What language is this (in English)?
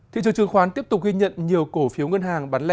Vietnamese